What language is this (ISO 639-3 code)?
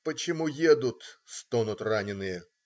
rus